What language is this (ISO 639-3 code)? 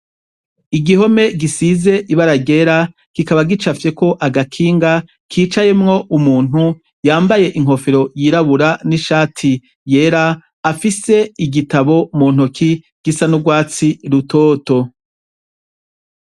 run